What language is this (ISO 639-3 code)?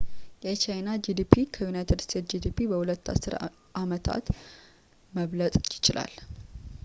amh